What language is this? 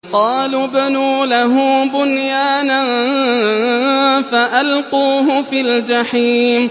Arabic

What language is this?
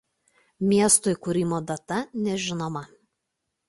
Lithuanian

